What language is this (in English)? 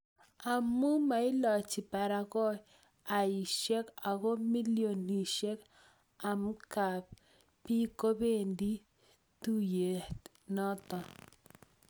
Kalenjin